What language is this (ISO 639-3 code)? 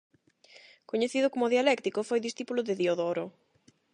glg